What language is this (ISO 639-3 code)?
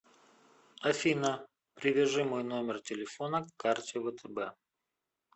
rus